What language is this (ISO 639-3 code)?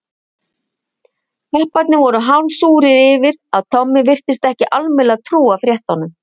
isl